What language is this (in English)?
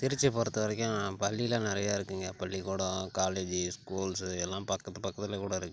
Tamil